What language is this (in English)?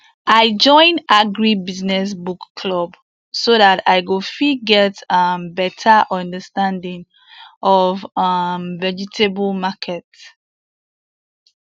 Nigerian Pidgin